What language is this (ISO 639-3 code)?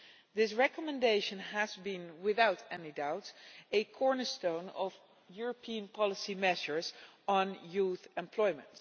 eng